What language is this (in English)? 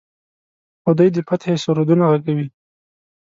Pashto